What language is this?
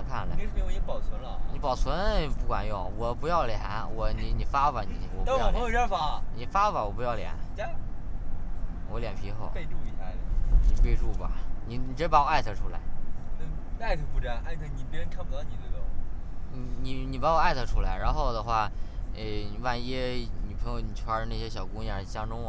Chinese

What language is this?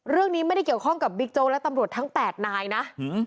Thai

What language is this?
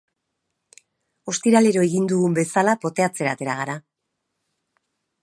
Basque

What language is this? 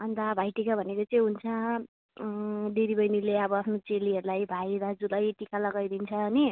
Nepali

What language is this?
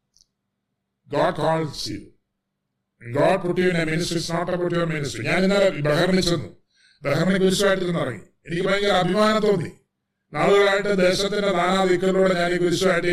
Malayalam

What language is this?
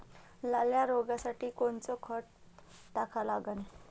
Marathi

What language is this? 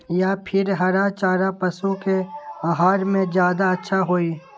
Magahi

